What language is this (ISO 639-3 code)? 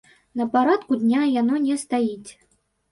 bel